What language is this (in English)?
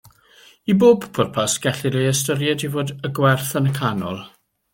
Welsh